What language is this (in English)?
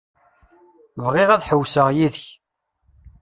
Kabyle